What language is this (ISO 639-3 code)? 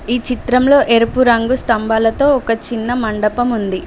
tel